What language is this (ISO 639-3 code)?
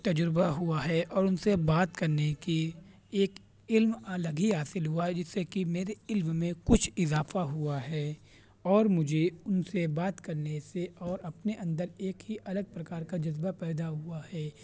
urd